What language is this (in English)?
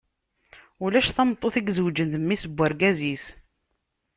Kabyle